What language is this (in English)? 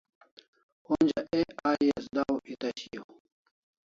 Kalasha